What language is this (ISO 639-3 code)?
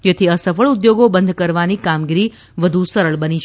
guj